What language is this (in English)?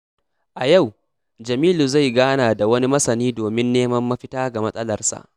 Hausa